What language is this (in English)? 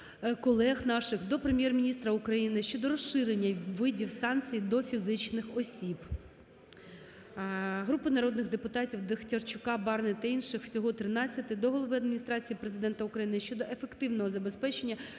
Ukrainian